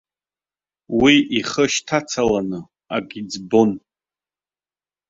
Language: Abkhazian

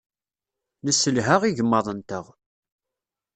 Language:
Kabyle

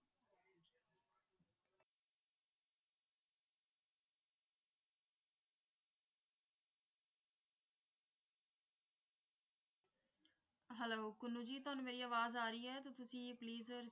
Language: Punjabi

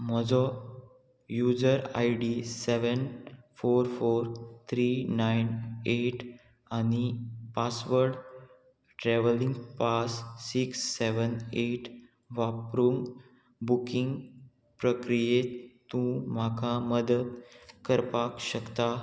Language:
Konkani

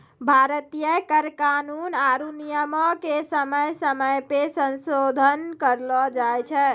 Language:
Maithili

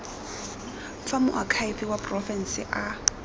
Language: Tswana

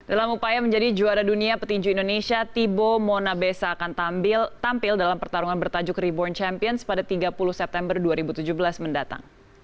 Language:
Indonesian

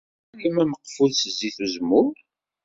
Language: Kabyle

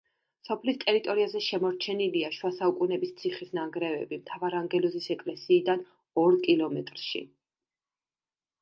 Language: Georgian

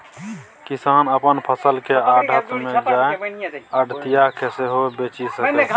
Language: Maithili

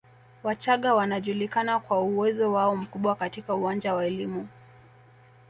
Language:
Swahili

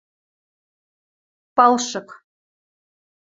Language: Western Mari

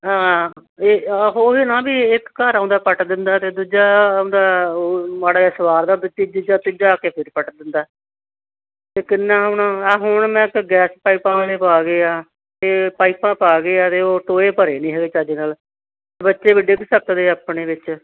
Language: Punjabi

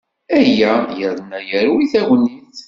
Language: Kabyle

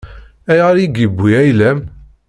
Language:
Kabyle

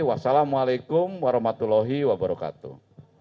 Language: Indonesian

